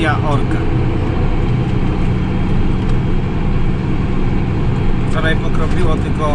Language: Polish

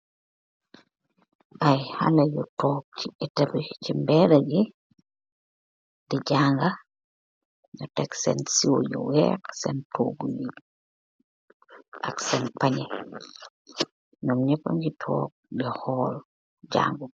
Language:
Wolof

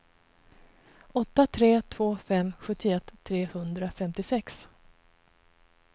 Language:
Swedish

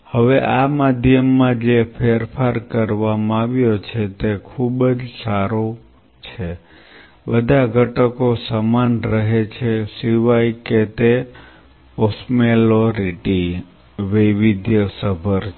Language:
Gujarati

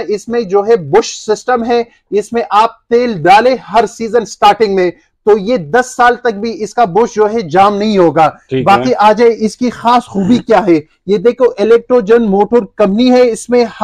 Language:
Hindi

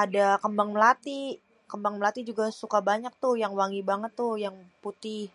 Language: Betawi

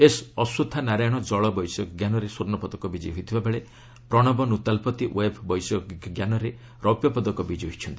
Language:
Odia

